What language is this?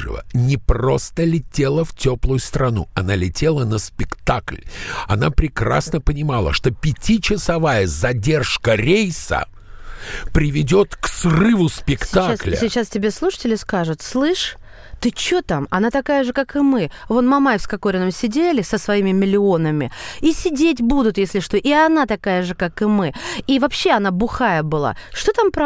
Russian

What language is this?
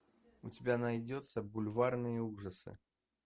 Russian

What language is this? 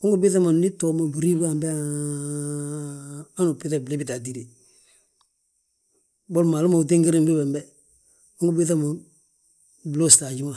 Balanta-Ganja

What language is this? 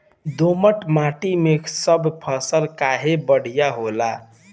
Bhojpuri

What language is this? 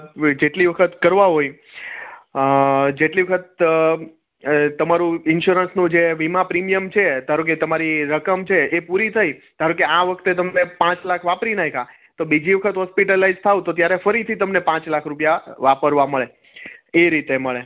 Gujarati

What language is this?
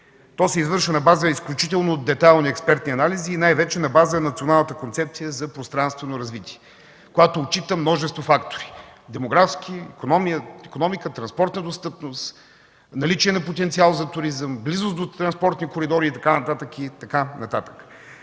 Bulgarian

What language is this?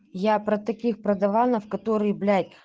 Russian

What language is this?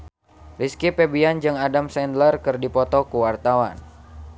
Sundanese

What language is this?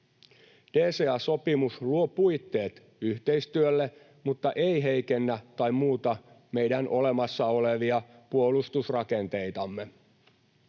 Finnish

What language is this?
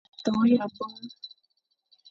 Fang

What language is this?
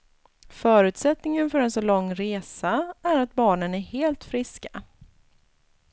Swedish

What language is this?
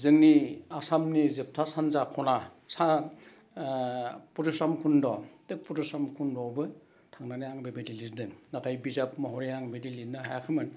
Bodo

